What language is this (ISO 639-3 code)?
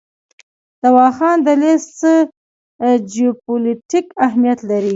pus